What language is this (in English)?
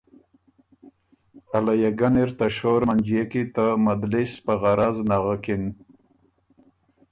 Ormuri